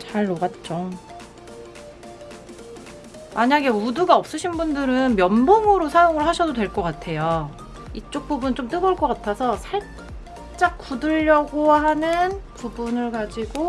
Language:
Korean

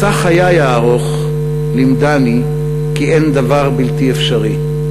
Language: Hebrew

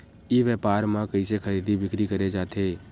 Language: Chhattisgarhi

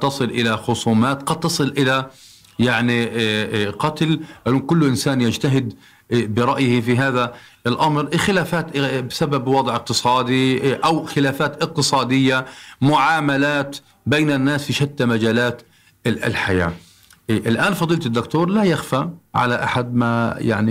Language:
Arabic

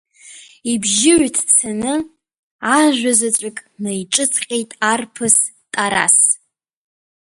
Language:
Abkhazian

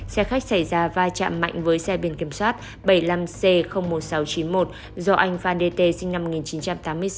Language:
Vietnamese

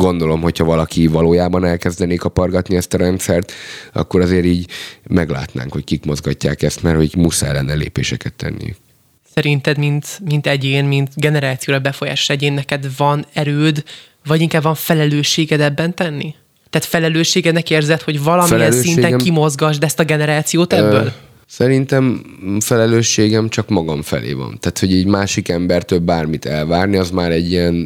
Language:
Hungarian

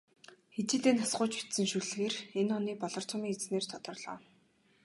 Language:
Mongolian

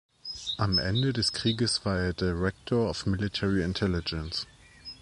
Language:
German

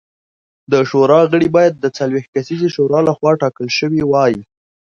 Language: Pashto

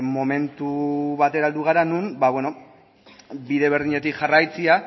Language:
Basque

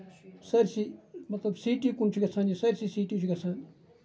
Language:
Kashmiri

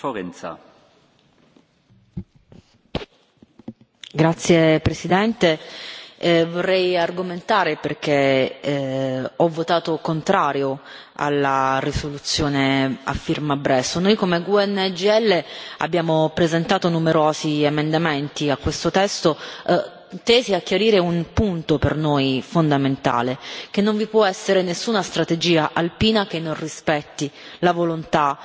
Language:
Italian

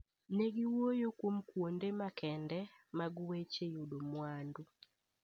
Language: Luo (Kenya and Tanzania)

